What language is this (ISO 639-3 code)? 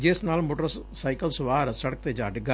pan